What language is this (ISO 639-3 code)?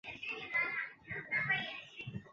zho